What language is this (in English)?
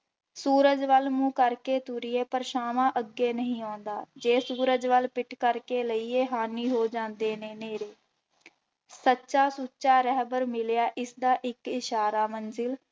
Punjabi